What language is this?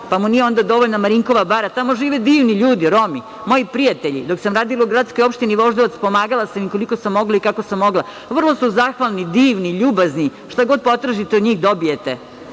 Serbian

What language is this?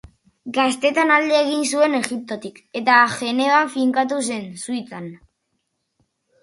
Basque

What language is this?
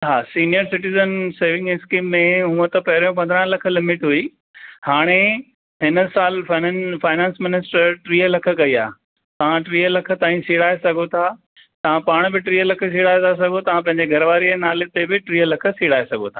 Sindhi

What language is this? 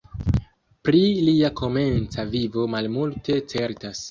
Esperanto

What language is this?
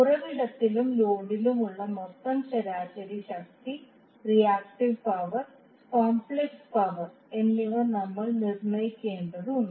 Malayalam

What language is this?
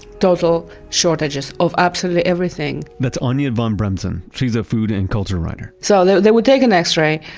English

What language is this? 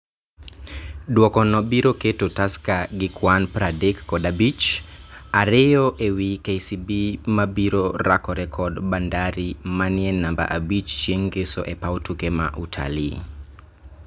Luo (Kenya and Tanzania)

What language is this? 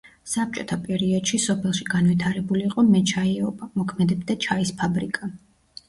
Georgian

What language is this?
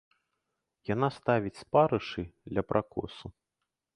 Belarusian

